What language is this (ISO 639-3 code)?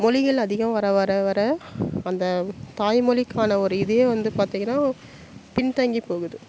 tam